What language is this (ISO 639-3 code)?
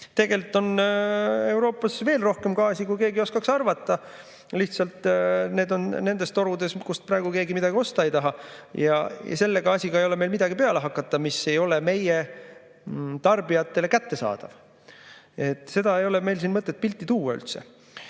est